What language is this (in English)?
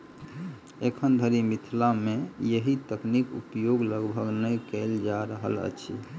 Maithili